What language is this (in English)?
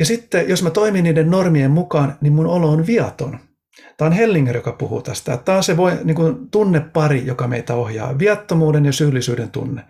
Finnish